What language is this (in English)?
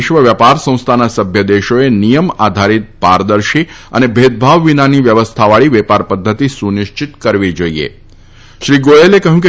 Gujarati